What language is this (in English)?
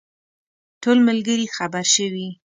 Pashto